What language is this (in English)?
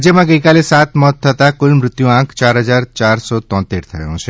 Gujarati